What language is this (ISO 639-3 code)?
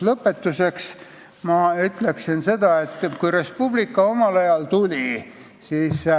est